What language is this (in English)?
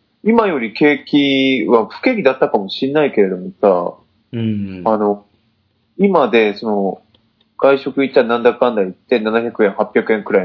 Japanese